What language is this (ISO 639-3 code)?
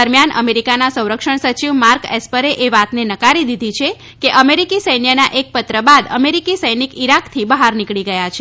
guj